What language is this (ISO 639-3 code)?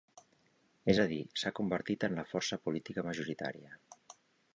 cat